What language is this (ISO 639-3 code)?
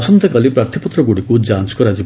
ori